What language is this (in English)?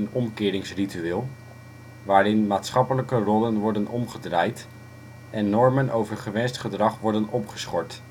Dutch